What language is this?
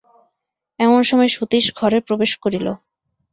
Bangla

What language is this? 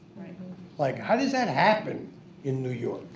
English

